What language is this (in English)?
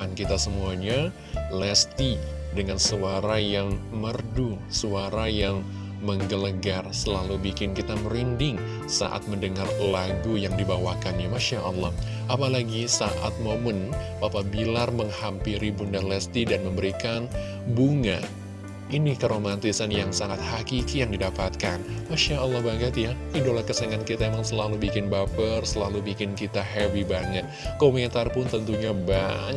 Indonesian